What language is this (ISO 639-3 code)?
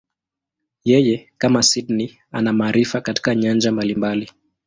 swa